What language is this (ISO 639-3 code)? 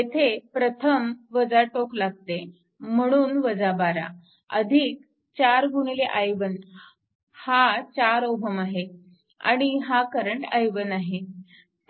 mar